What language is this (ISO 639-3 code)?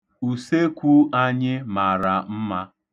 ibo